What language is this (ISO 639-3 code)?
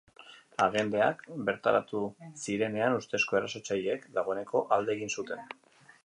eus